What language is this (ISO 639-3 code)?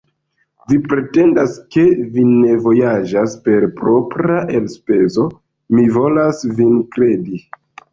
epo